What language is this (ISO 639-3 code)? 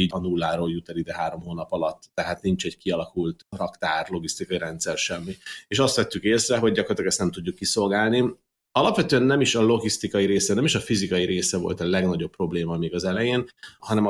hun